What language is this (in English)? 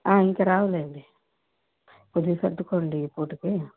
Telugu